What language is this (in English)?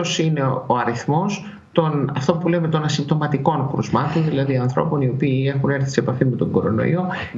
Greek